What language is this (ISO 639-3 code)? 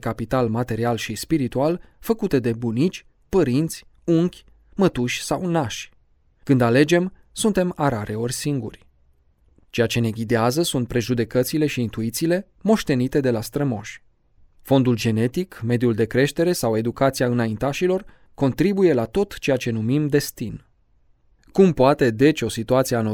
ron